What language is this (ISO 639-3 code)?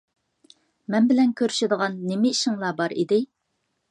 uig